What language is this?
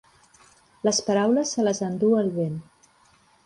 Catalan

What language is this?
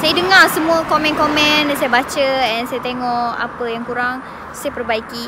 Malay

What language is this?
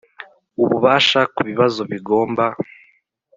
Kinyarwanda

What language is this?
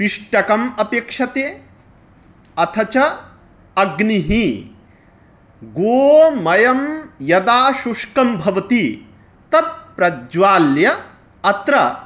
Sanskrit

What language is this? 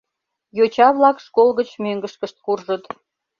Mari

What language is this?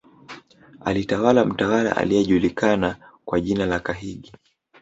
Swahili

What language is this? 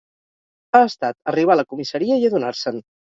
Catalan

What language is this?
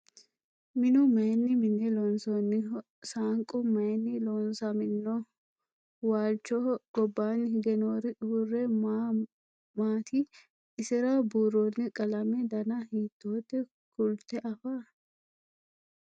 Sidamo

